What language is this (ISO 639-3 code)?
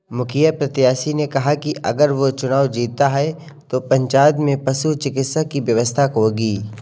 hin